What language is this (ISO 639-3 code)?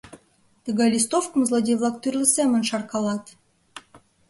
chm